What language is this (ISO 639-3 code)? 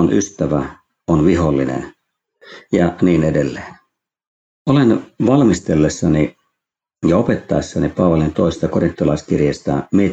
fin